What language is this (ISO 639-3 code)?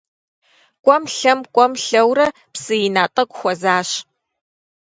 kbd